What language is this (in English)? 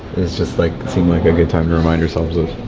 English